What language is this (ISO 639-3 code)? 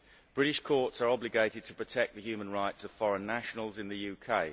eng